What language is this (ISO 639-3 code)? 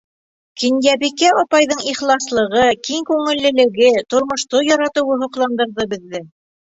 bak